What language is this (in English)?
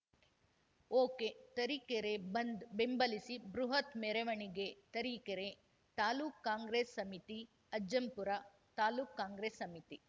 Kannada